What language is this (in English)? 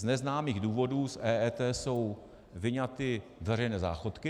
Czech